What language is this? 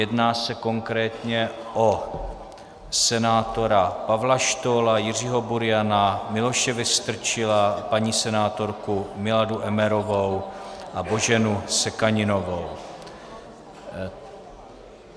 Czech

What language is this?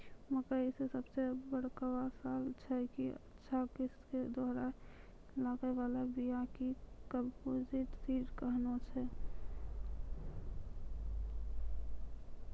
Maithili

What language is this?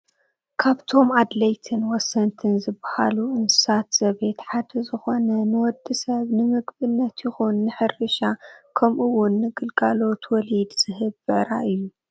Tigrinya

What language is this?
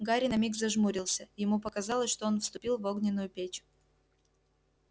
Russian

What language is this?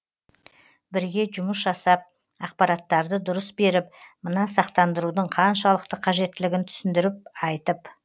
Kazakh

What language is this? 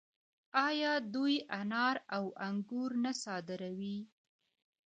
Pashto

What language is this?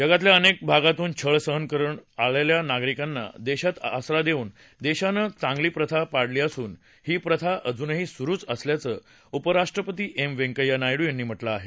Marathi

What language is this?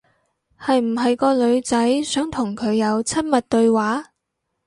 Cantonese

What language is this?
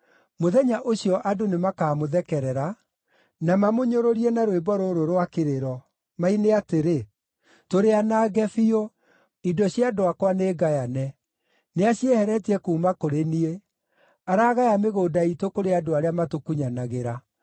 Kikuyu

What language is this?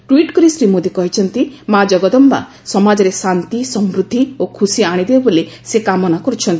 Odia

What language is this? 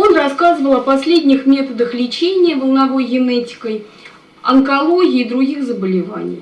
Russian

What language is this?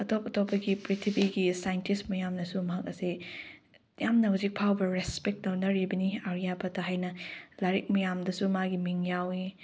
Manipuri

